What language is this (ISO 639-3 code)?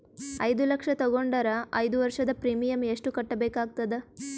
kan